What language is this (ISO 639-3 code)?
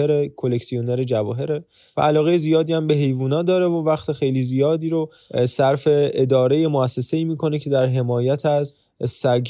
fas